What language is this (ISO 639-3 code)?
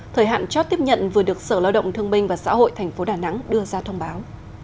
vie